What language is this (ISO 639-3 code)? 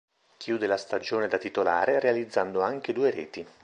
ita